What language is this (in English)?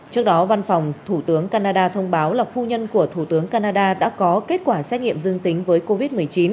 Vietnamese